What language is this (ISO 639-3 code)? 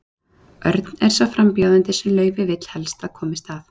isl